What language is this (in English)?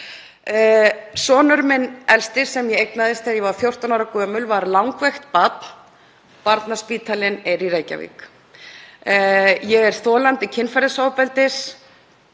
Icelandic